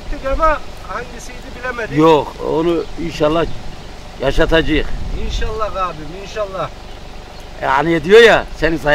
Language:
Turkish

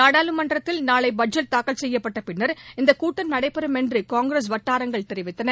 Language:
Tamil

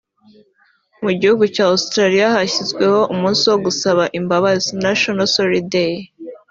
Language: Kinyarwanda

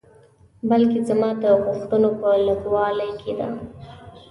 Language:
Pashto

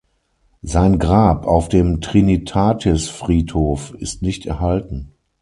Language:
German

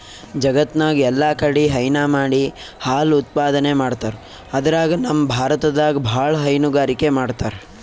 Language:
Kannada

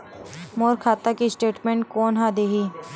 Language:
Chhattisgarhi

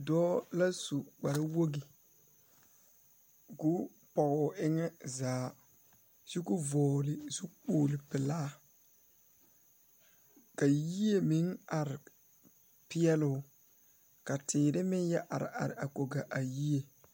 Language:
Southern Dagaare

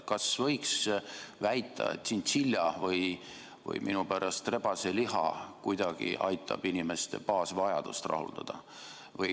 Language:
Estonian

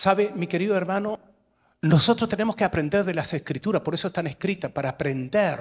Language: Spanish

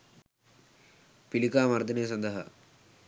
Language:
Sinhala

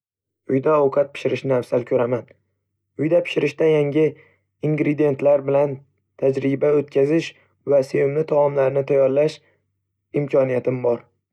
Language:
Uzbek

